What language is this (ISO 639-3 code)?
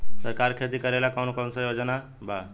bho